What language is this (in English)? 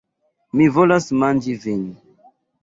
Esperanto